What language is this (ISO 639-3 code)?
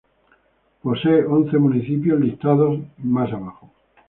spa